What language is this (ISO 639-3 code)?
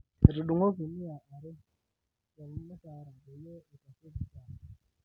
mas